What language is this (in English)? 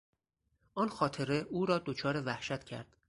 Persian